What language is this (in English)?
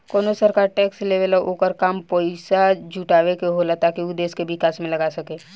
Bhojpuri